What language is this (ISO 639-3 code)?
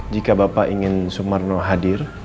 ind